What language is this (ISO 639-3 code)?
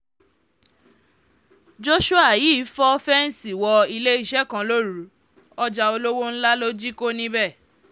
yor